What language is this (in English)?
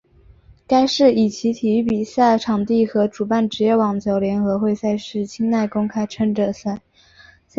Chinese